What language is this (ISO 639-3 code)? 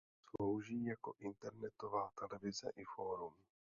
ces